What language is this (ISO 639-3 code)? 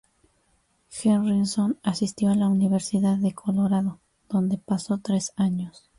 spa